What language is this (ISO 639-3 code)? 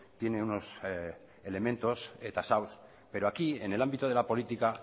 spa